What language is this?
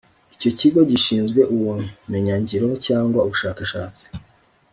Kinyarwanda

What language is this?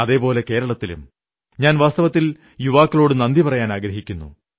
Malayalam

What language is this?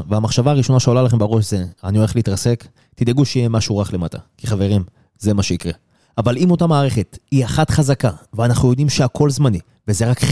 Hebrew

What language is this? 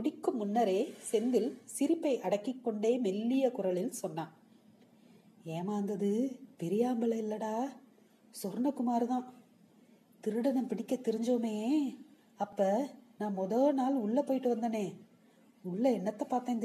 Tamil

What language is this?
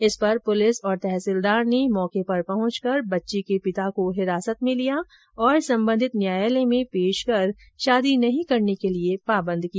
Hindi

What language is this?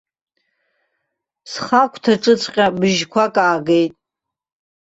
Abkhazian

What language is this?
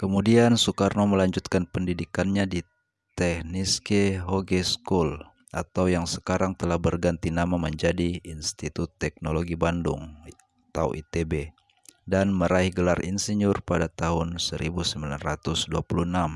Indonesian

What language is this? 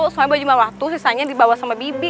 Indonesian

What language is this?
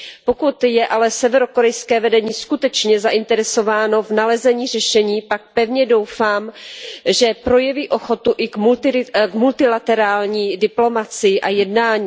Czech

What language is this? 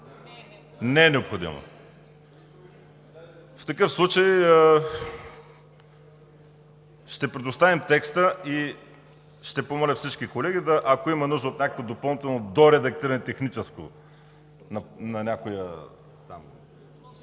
Bulgarian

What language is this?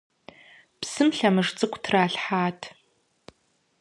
Kabardian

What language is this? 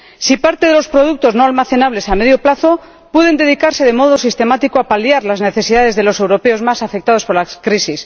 Spanish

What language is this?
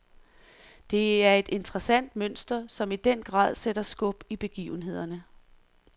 Danish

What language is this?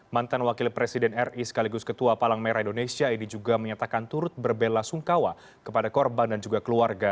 Indonesian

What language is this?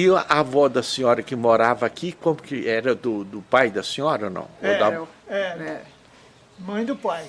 Portuguese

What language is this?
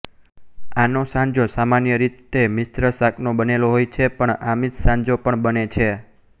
Gujarati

